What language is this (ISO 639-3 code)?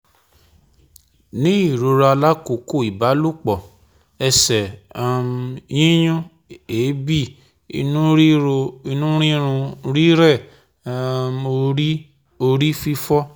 yor